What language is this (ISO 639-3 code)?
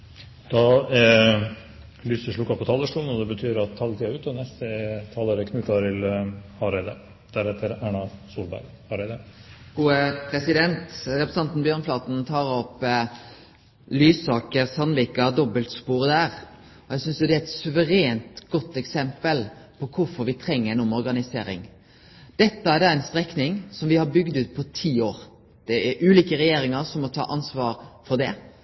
nno